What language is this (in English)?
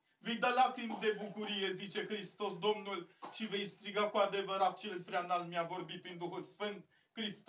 Romanian